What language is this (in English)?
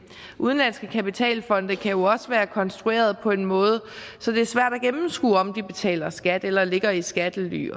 Danish